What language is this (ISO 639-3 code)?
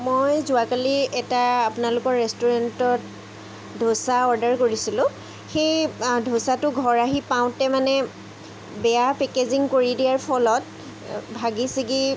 asm